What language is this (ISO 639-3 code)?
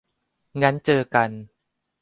tha